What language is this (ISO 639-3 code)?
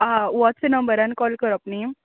kok